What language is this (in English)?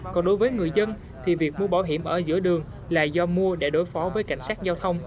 Vietnamese